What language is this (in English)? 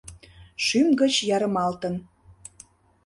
Mari